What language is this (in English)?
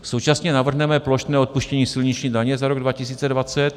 Czech